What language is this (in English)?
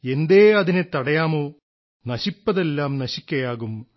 Malayalam